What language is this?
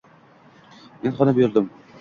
Uzbek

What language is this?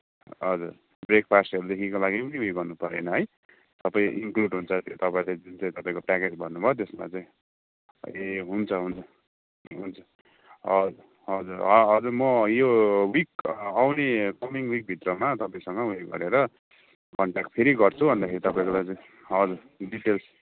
Nepali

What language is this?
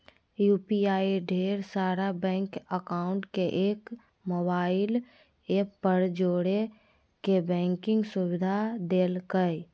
Magahi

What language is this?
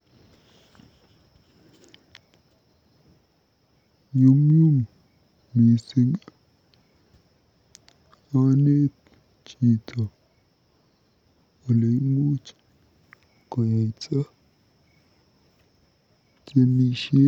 Kalenjin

